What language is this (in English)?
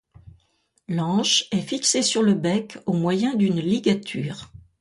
French